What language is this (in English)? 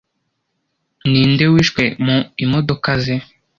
Kinyarwanda